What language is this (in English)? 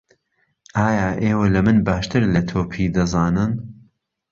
Central Kurdish